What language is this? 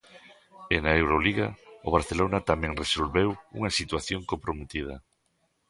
Galician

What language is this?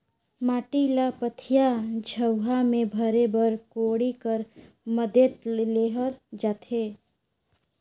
Chhattisgarhi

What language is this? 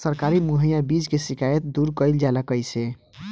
Bhojpuri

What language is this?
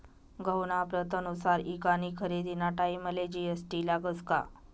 Marathi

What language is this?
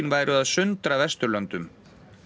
Icelandic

